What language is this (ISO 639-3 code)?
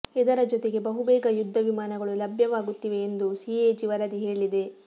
kan